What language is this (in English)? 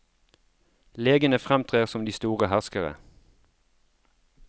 Norwegian